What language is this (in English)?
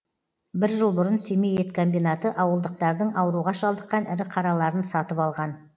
Kazakh